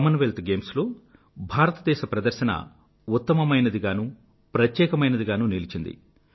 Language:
Telugu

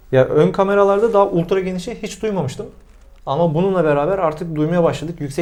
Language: Turkish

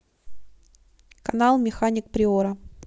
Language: Russian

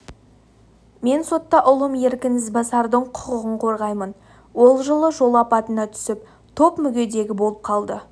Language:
Kazakh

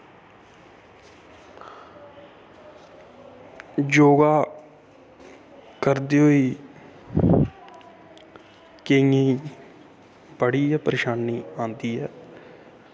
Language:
Dogri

